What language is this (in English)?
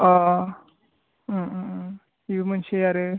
Bodo